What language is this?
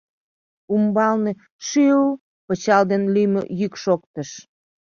Mari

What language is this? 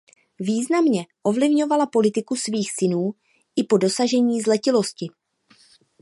Czech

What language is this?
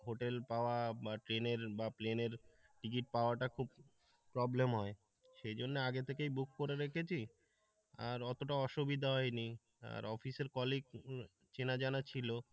Bangla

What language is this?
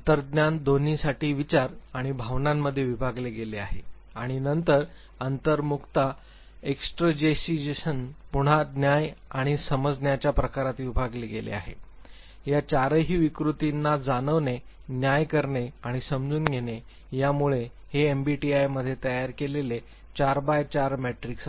Marathi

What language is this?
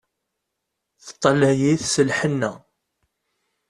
Kabyle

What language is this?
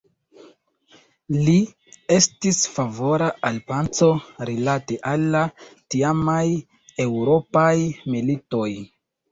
Esperanto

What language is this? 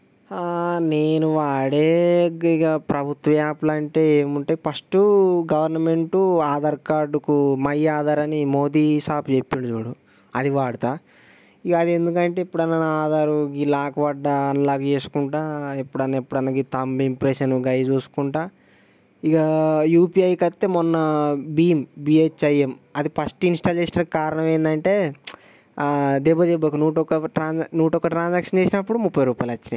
Telugu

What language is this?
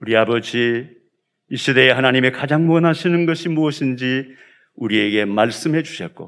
Korean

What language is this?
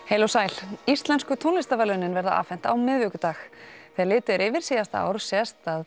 Icelandic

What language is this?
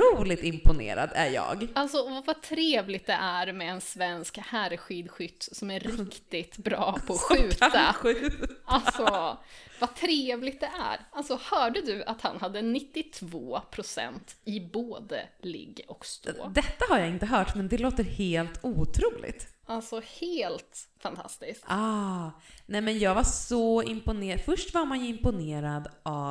Swedish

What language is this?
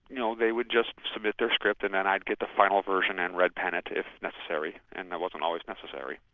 English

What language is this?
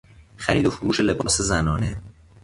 Persian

